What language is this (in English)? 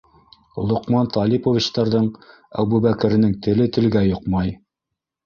Bashkir